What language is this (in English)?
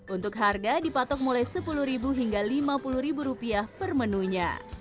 Indonesian